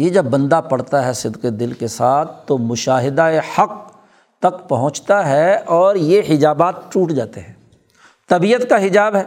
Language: Urdu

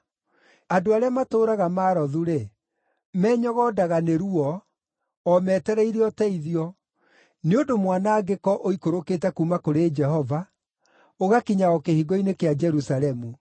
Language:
Kikuyu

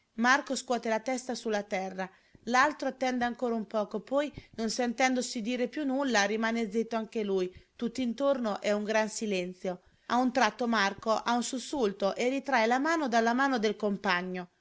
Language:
Italian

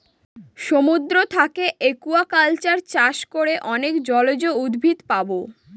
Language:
Bangla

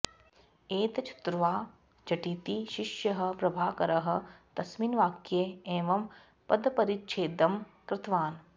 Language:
Sanskrit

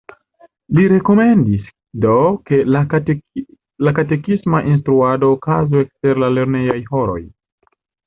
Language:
Esperanto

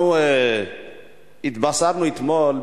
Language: Hebrew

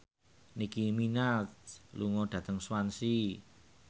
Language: Javanese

